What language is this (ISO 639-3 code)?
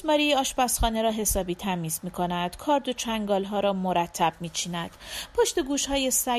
fas